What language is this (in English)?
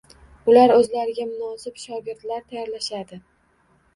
Uzbek